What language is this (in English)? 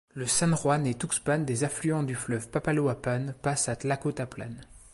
French